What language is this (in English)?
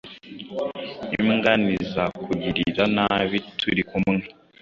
Kinyarwanda